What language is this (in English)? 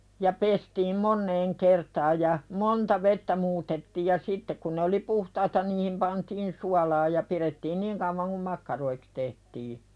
Finnish